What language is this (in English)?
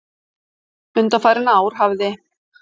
Icelandic